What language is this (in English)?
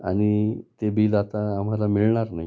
Marathi